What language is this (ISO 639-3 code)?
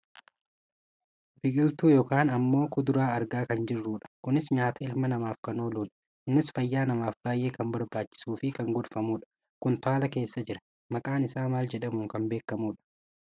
orm